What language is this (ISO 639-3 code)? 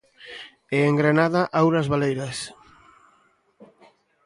glg